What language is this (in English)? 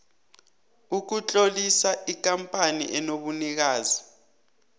South Ndebele